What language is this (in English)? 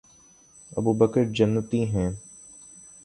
Urdu